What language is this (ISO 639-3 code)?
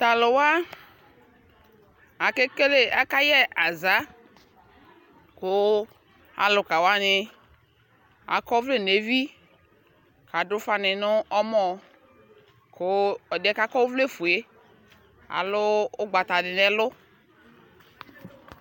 kpo